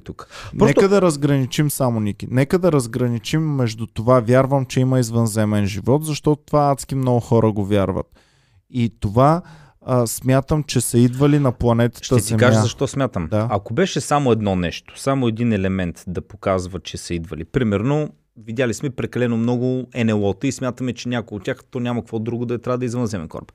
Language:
Bulgarian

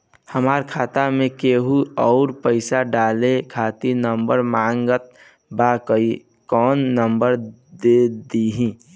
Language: Bhojpuri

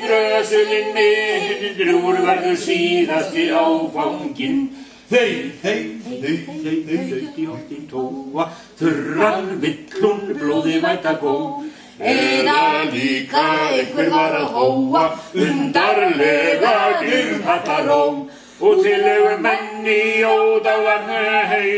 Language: French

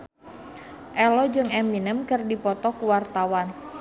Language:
Sundanese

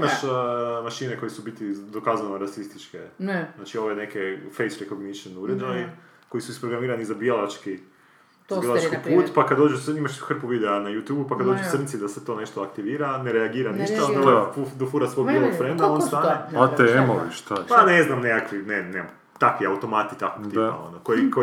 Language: Croatian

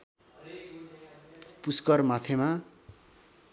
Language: Nepali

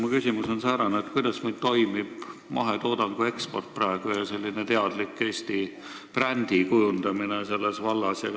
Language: Estonian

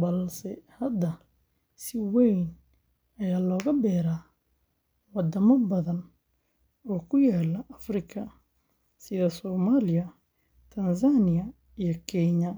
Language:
Somali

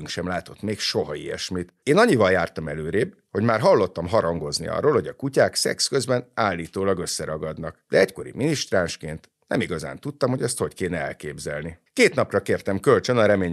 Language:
Hungarian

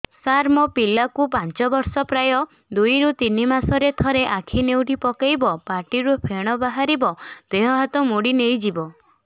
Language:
Odia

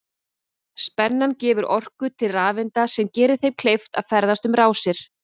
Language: Icelandic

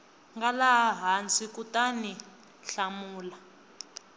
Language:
Tsonga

